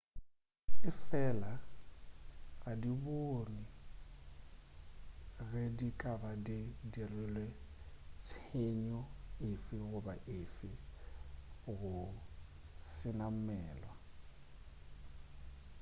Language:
Northern Sotho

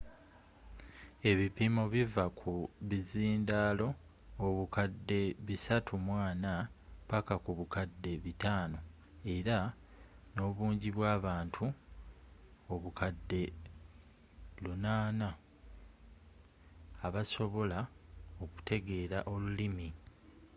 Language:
Ganda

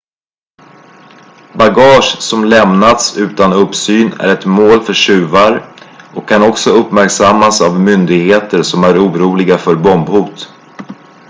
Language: Swedish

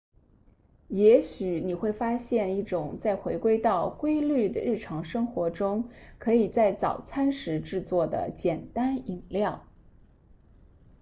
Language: Chinese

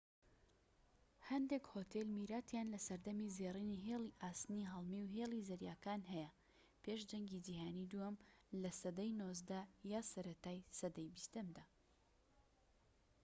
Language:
Central Kurdish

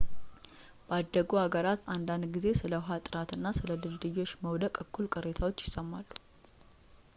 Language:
Amharic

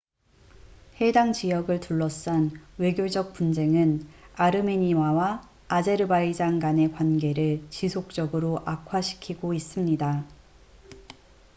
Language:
Korean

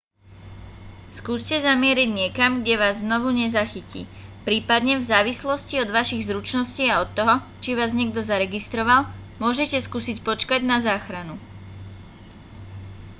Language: Slovak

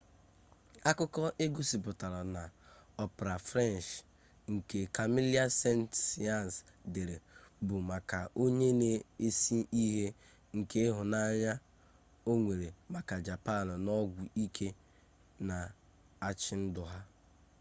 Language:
Igbo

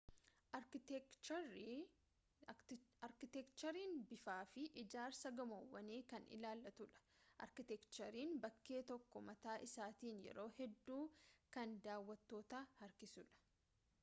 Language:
Oromo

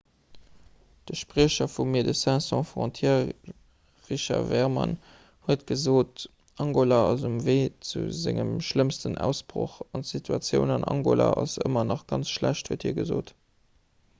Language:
Luxembourgish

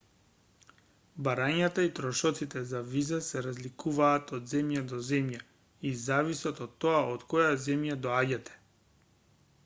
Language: Macedonian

